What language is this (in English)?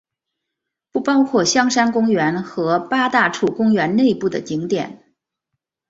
Chinese